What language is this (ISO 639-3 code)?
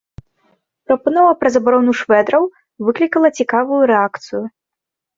bel